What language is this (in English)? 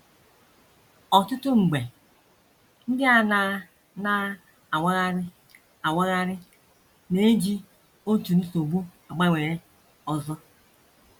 Igbo